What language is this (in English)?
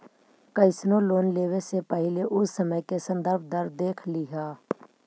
Magahi